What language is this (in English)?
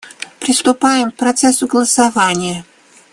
Russian